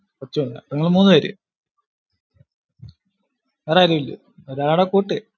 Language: Malayalam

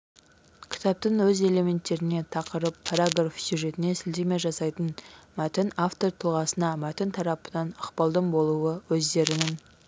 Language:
Kazakh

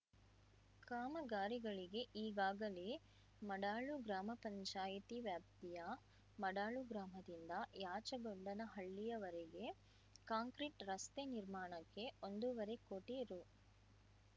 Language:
Kannada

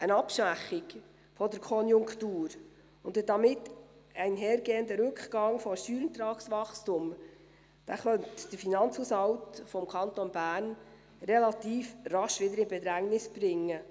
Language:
Swiss German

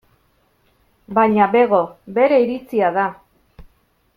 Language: Basque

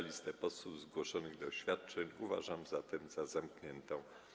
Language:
Polish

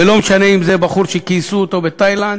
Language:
Hebrew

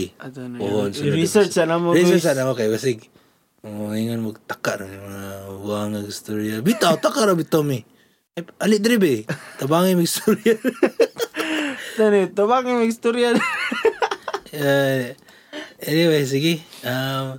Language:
Filipino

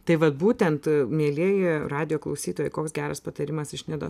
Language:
Lithuanian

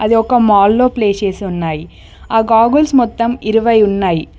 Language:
Telugu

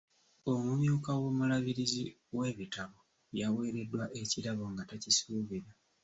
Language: Ganda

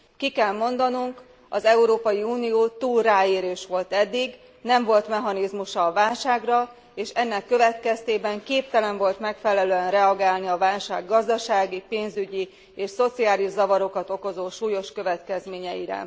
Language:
Hungarian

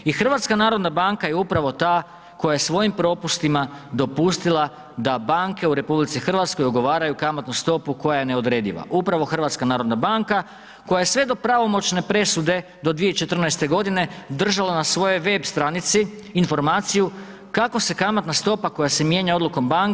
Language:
Croatian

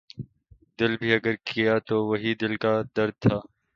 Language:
Urdu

